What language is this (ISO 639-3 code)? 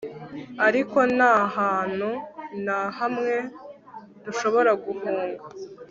kin